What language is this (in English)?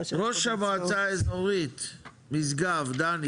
Hebrew